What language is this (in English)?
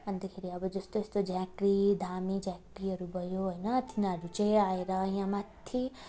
Nepali